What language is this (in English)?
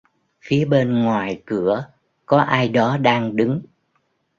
Vietnamese